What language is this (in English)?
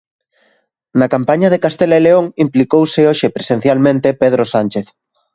Galician